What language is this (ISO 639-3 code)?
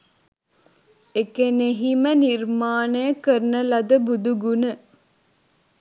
sin